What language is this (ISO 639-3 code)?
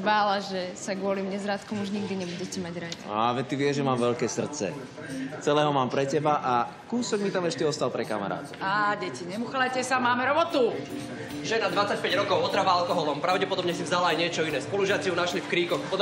ces